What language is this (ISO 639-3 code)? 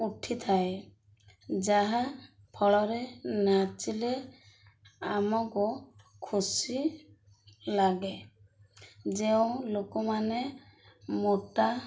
ori